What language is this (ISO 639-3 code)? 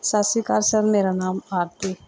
pan